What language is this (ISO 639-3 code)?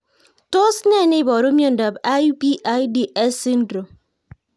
kln